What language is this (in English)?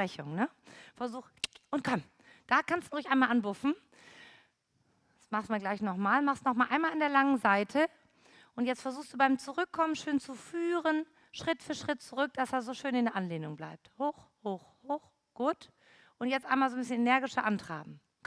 German